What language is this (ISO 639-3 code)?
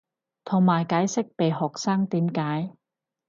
yue